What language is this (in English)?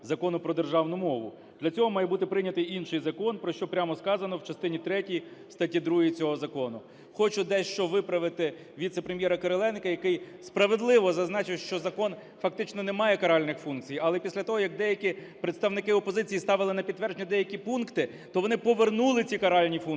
Ukrainian